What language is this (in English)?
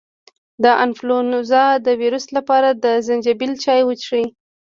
Pashto